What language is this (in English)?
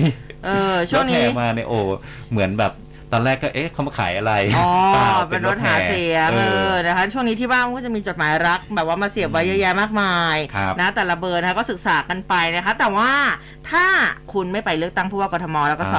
Thai